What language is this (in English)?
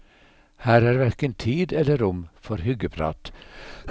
Norwegian